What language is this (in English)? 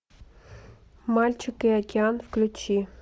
Russian